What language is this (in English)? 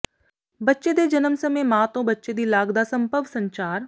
Punjabi